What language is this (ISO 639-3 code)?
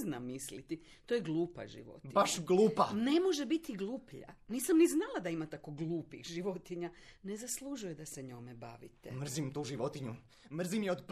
hrv